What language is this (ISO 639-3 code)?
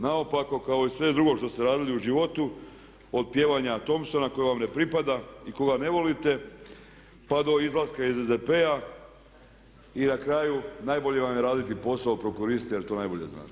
hrv